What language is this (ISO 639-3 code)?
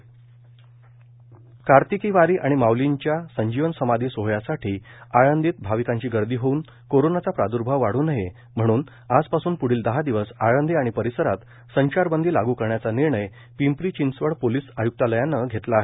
mar